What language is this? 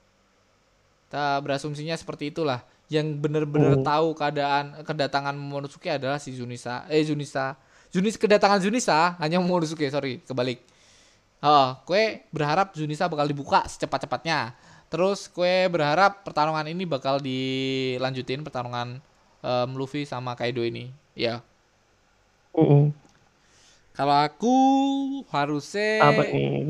Indonesian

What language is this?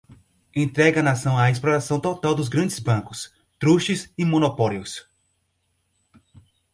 Portuguese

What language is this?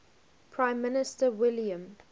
English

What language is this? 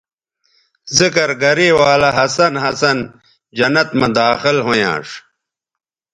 Bateri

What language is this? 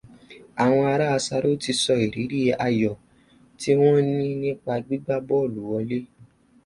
Yoruba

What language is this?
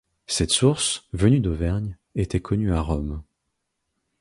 French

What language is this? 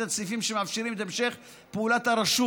Hebrew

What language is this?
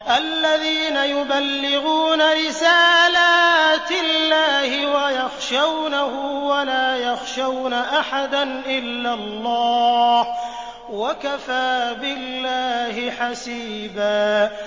Arabic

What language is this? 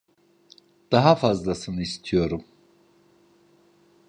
Turkish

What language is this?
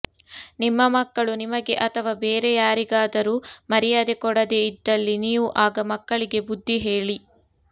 Kannada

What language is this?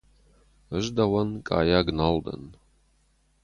Ossetic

